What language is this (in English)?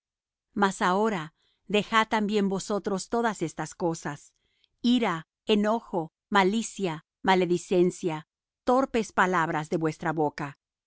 Spanish